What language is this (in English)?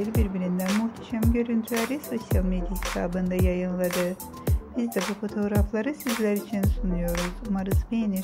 Turkish